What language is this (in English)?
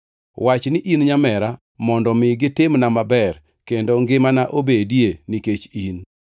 Luo (Kenya and Tanzania)